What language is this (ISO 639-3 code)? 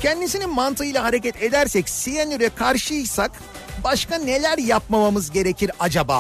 tur